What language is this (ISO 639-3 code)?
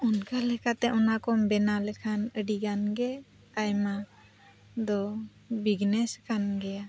sat